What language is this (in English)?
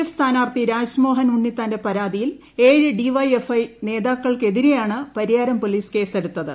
Malayalam